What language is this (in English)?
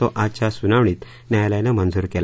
Marathi